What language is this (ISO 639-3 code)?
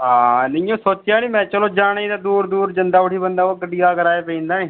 doi